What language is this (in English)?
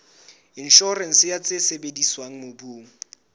Southern Sotho